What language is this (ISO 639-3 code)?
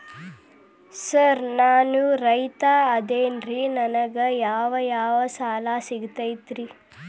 kan